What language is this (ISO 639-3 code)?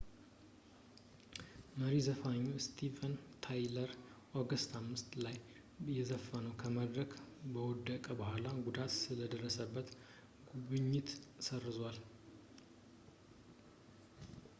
amh